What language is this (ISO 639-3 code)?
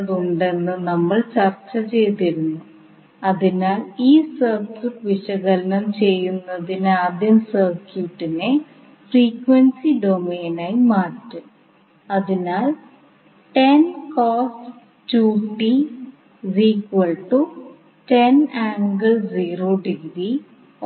mal